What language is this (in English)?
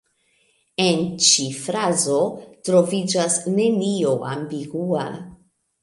Esperanto